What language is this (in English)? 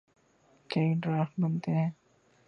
Urdu